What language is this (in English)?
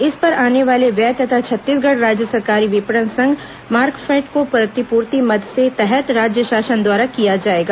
Hindi